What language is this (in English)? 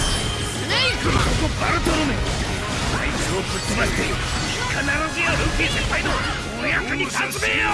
Japanese